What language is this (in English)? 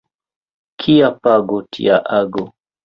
Esperanto